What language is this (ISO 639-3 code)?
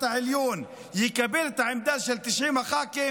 heb